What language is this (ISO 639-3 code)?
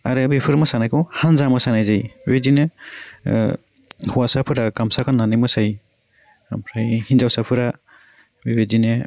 brx